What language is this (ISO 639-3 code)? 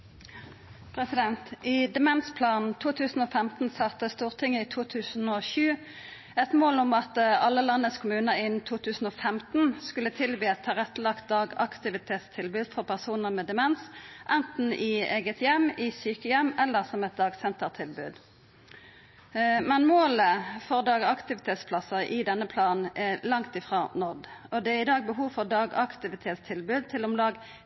nno